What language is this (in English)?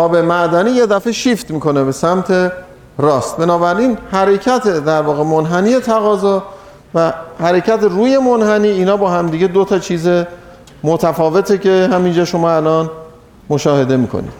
Persian